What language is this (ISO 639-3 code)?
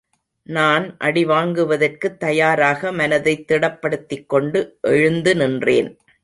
tam